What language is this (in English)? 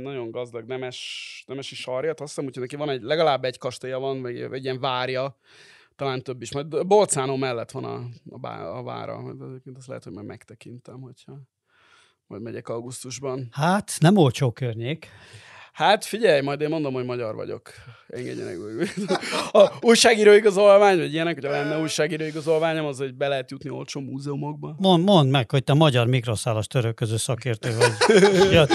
Hungarian